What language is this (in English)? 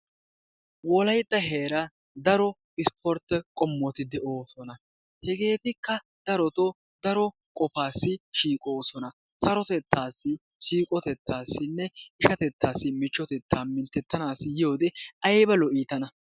Wolaytta